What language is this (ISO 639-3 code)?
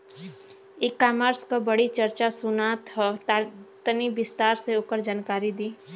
bho